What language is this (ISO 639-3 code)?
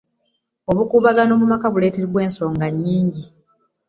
lug